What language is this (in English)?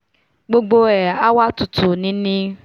Yoruba